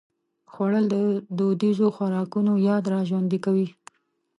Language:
Pashto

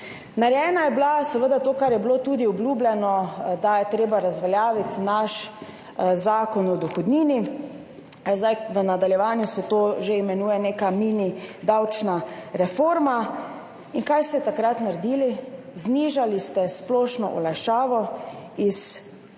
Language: Slovenian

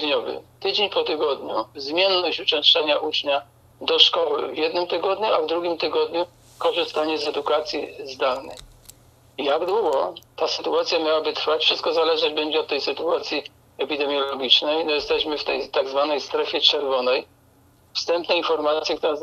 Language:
Polish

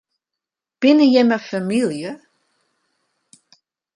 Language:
Western Frisian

